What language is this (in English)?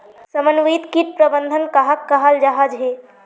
Magahi